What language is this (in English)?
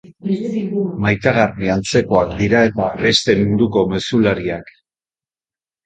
Basque